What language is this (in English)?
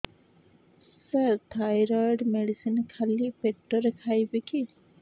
Odia